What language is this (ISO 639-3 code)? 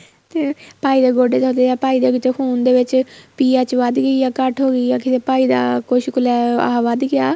pan